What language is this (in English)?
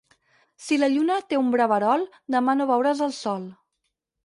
Catalan